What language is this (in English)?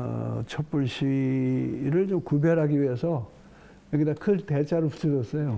Korean